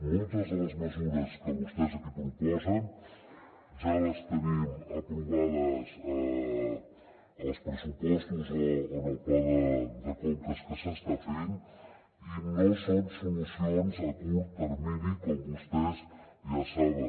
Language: Catalan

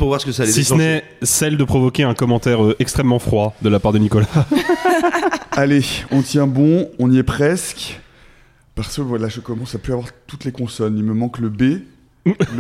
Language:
French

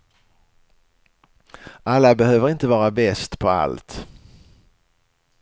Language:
Swedish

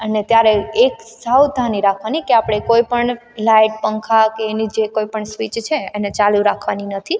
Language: Gujarati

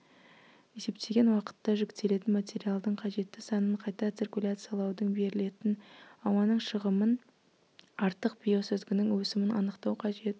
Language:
Kazakh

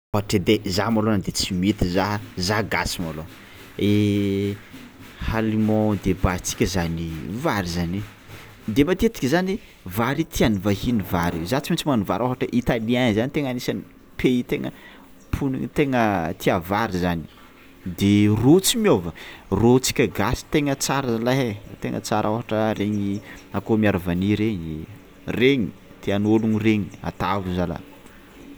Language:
Tsimihety Malagasy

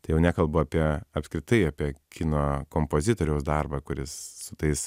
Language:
Lithuanian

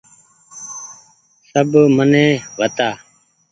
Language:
Goaria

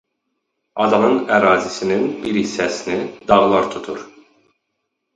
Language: Azerbaijani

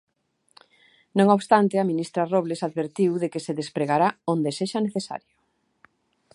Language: Galician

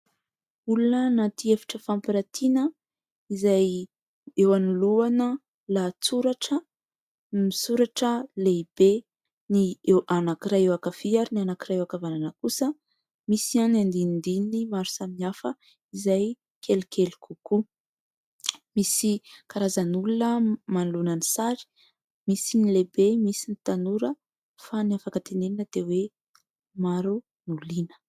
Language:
Malagasy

